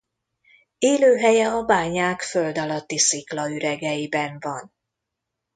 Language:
Hungarian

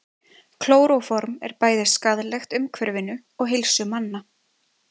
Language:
Icelandic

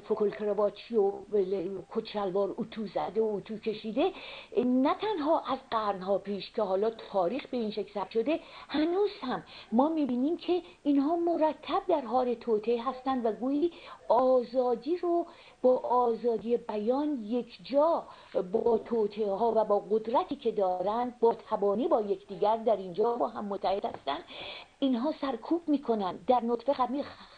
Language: Persian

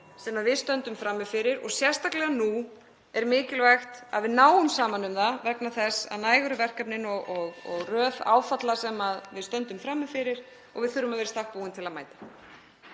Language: Icelandic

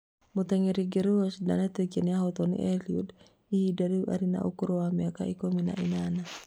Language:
Kikuyu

